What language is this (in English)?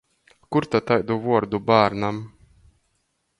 Latgalian